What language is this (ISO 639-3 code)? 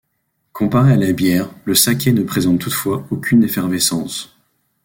fra